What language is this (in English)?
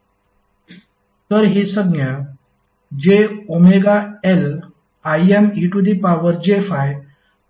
Marathi